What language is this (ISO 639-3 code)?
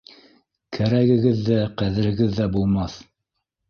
bak